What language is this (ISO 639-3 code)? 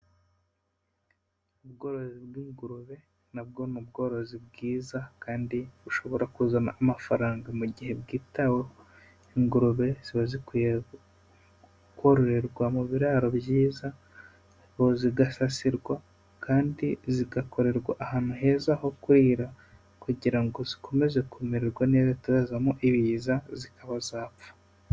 kin